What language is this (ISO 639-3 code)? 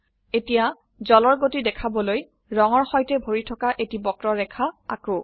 asm